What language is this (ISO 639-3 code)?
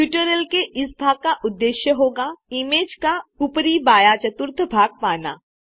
hin